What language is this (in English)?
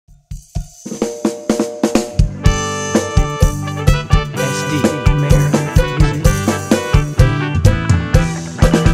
Thai